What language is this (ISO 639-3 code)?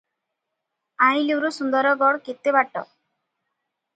ori